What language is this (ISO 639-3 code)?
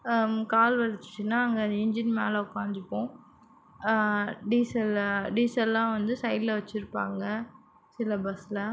tam